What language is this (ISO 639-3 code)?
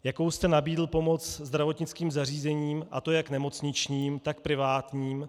ces